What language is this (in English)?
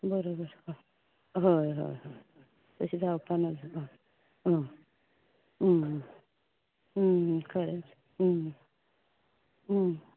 Konkani